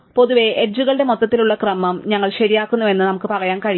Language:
Malayalam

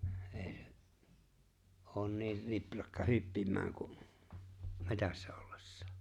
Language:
Finnish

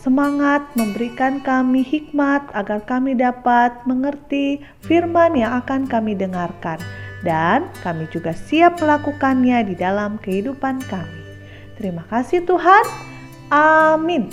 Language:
Indonesian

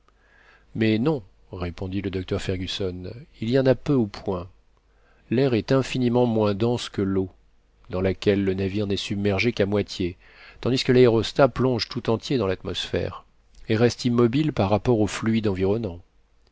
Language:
French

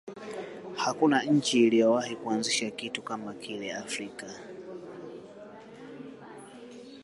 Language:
Swahili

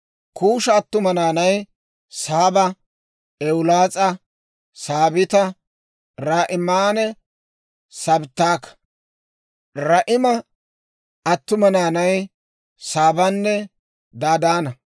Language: Dawro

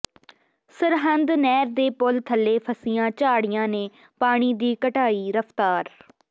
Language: Punjabi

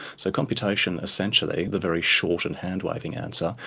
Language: English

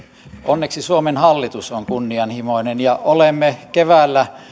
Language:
Finnish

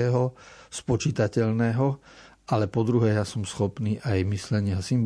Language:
Slovak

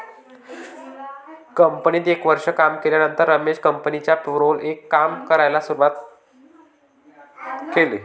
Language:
Marathi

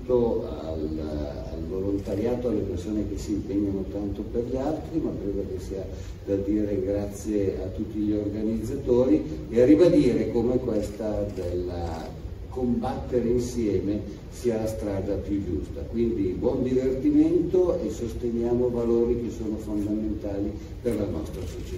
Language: Italian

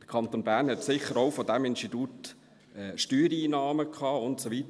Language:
Swiss German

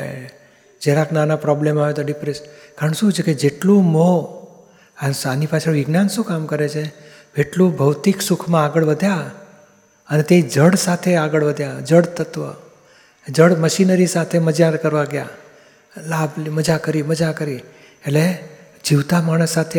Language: Gujarati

